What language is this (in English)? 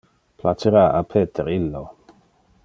Interlingua